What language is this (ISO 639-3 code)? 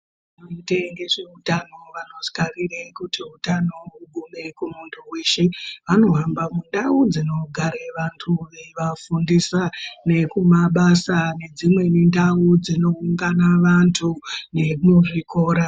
ndc